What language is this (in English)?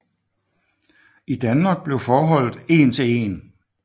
Danish